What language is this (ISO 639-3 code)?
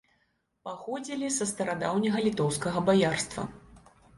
bel